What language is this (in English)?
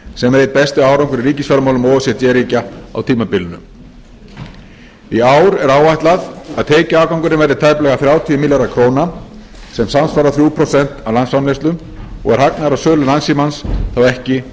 Icelandic